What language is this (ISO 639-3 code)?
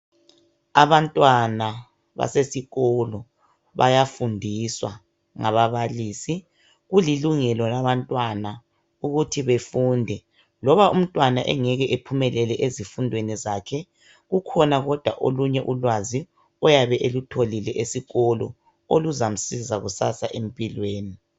nde